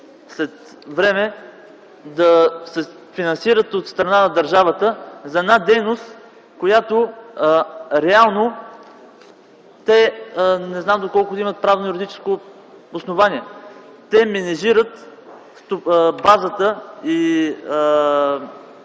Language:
Bulgarian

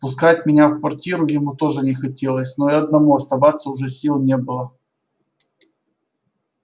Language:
Russian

